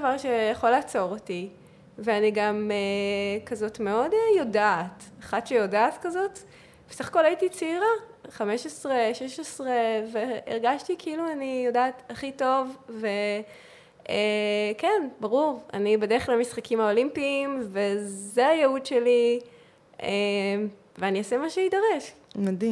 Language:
Hebrew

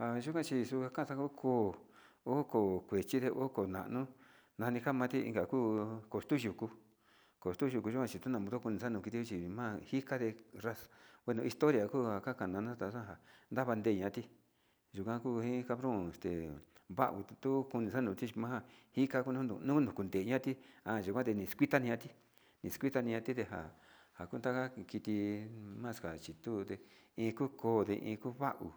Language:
Sinicahua Mixtec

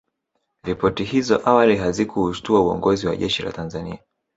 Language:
Swahili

